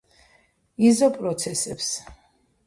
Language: Georgian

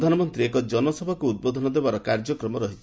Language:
Odia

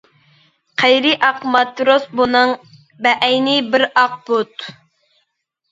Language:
Uyghur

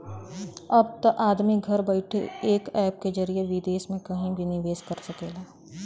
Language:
Bhojpuri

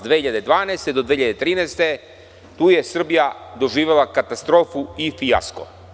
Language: Serbian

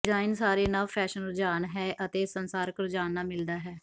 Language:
Punjabi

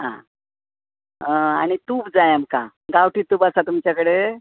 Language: Konkani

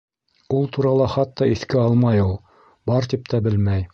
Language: Bashkir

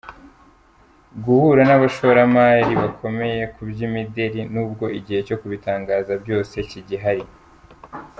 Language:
Kinyarwanda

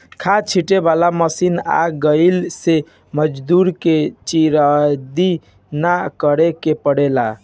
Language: Bhojpuri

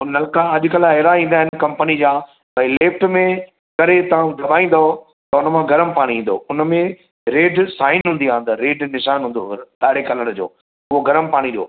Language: Sindhi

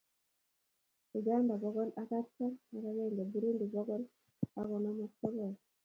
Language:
Kalenjin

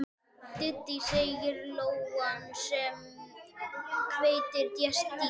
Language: Icelandic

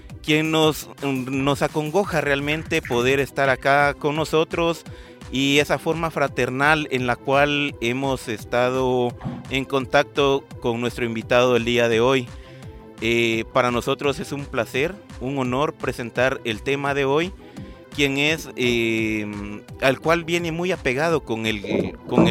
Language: Spanish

